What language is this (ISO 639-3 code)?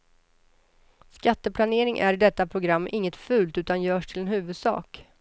swe